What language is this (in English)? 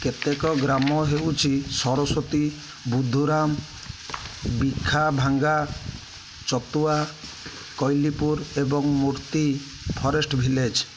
Odia